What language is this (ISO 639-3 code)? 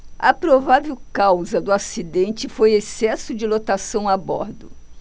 por